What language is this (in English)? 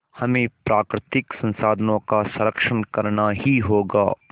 Hindi